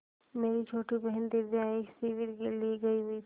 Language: Hindi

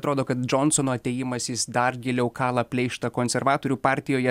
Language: Lithuanian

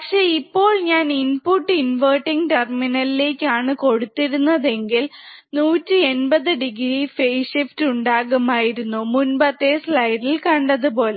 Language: Malayalam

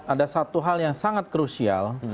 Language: Indonesian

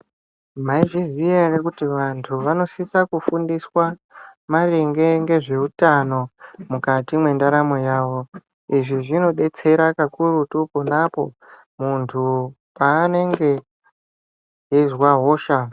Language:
Ndau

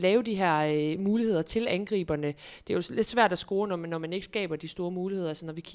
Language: Danish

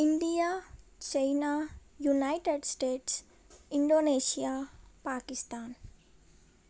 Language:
Telugu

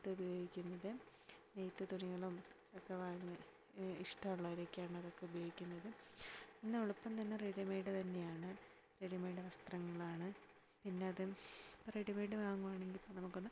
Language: Malayalam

